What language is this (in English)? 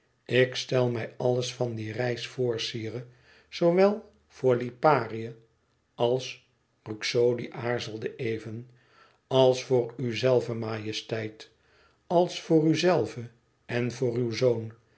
Dutch